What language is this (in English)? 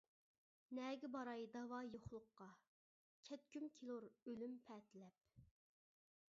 Uyghur